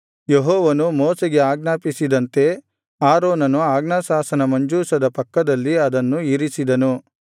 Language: Kannada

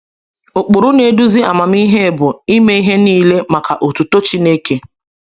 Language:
Igbo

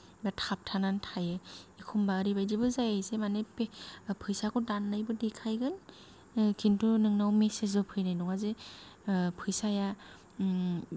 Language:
Bodo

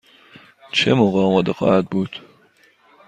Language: Persian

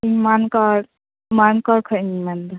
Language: Santali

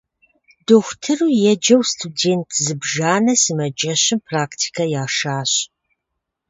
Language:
Kabardian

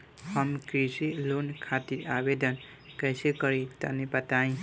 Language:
Bhojpuri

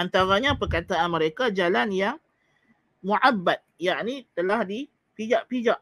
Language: Malay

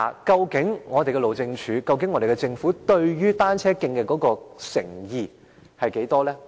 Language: Cantonese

